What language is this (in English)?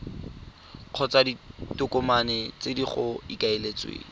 Tswana